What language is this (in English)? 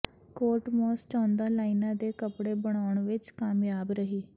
Punjabi